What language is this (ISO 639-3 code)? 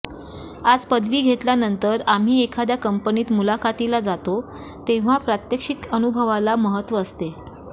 mar